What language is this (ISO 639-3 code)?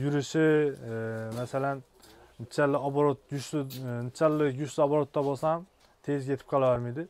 tur